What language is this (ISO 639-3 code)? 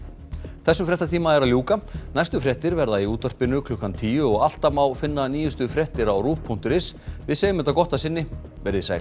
isl